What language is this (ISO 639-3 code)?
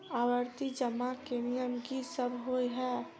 mai